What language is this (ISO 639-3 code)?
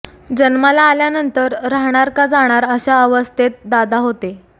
mar